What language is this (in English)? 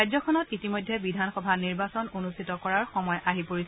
Assamese